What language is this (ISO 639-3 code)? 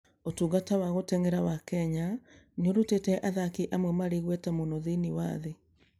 kik